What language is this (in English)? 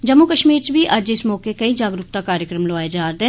Dogri